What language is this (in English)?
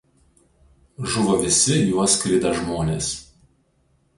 Lithuanian